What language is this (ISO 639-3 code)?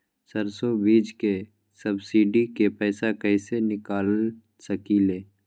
mag